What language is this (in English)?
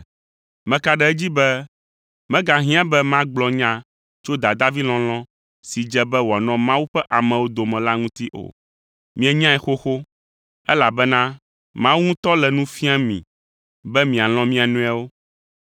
Ewe